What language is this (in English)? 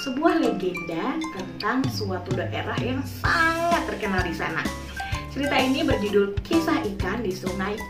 Indonesian